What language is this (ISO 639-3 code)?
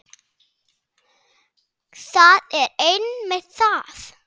isl